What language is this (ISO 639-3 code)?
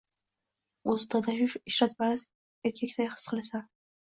uzb